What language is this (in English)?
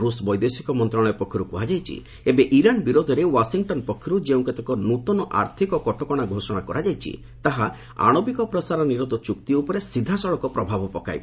Odia